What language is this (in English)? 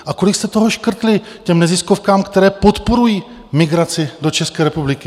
Czech